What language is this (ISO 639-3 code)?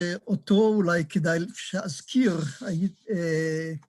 heb